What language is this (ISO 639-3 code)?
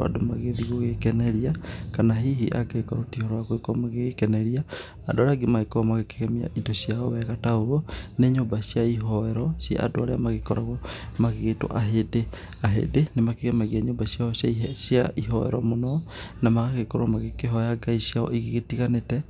kik